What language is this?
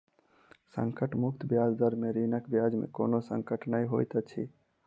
Maithili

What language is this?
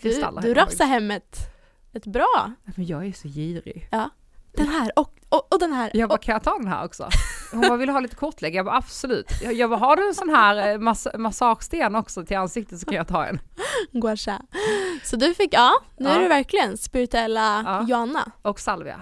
Swedish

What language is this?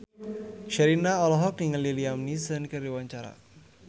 Sundanese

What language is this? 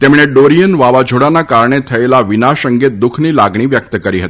Gujarati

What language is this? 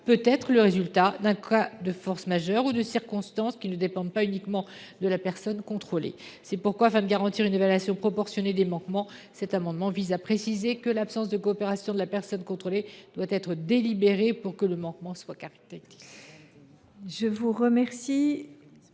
French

